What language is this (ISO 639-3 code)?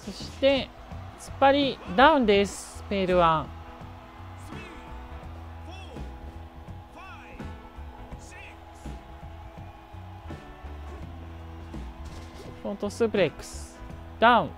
jpn